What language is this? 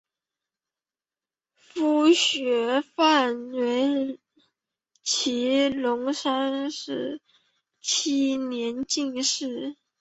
Chinese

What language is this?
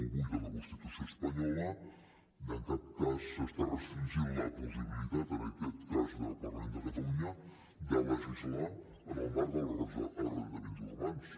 Catalan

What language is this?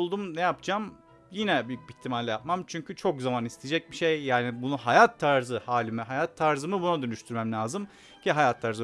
Turkish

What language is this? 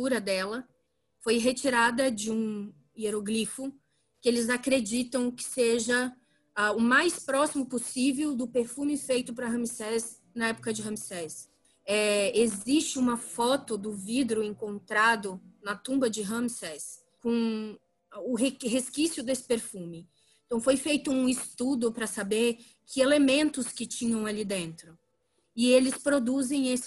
Portuguese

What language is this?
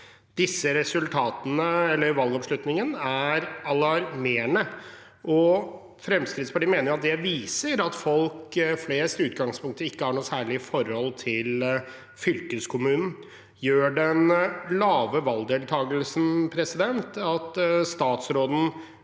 Norwegian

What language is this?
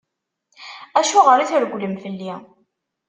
Kabyle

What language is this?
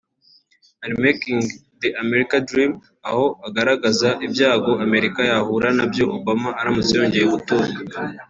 Kinyarwanda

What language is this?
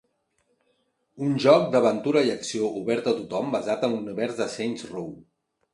Catalan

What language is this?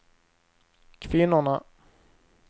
Swedish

